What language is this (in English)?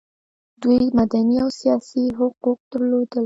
Pashto